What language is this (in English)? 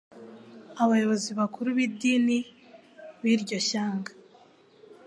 Kinyarwanda